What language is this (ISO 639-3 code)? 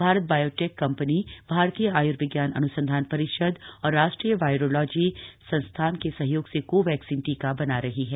hin